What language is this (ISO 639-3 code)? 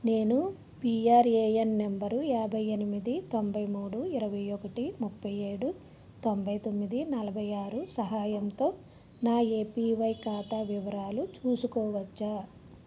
tel